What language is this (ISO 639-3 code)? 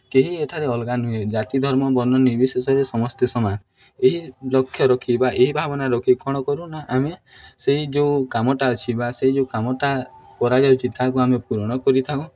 ori